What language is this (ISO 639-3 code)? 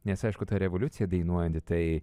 lit